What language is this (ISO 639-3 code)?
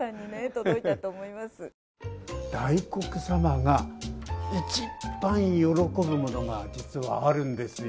jpn